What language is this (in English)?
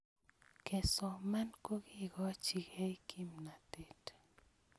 Kalenjin